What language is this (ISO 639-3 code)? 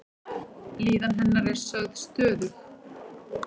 isl